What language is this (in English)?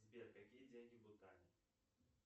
Russian